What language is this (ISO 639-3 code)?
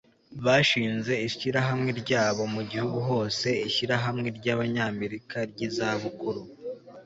kin